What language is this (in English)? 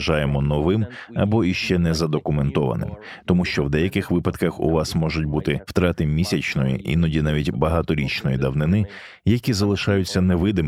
Ukrainian